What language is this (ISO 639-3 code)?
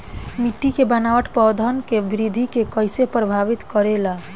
bho